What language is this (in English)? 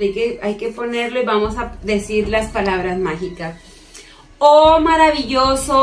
Spanish